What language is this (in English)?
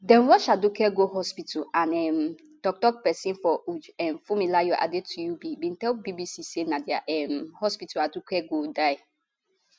Nigerian Pidgin